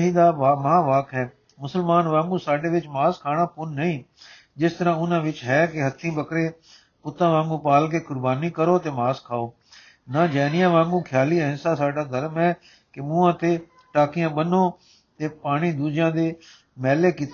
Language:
Punjabi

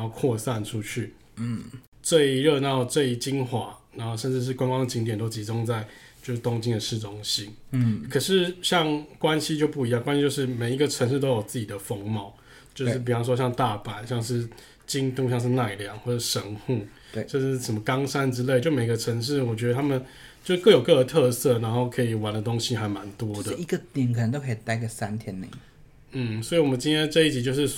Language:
Chinese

